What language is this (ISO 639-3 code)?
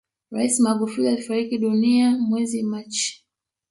swa